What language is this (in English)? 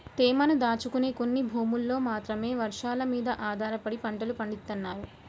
Telugu